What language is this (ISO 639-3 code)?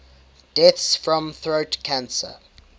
eng